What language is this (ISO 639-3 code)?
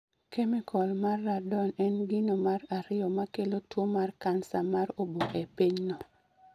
luo